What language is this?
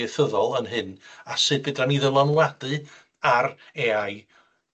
Welsh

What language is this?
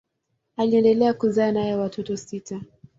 Swahili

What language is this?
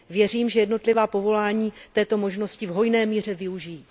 Czech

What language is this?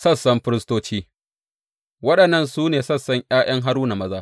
Hausa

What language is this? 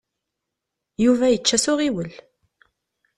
Kabyle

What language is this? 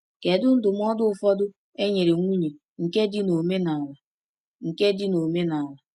Igbo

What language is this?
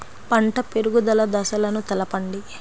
Telugu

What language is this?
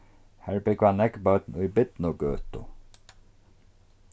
Faroese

